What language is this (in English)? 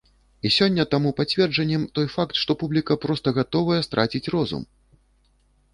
Belarusian